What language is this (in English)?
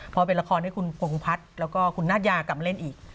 Thai